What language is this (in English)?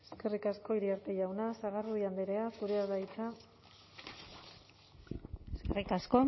Basque